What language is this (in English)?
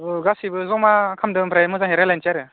Bodo